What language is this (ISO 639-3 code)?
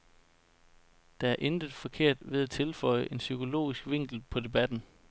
dan